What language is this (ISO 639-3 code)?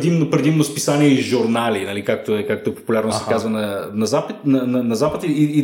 bul